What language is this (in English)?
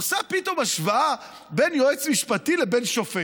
Hebrew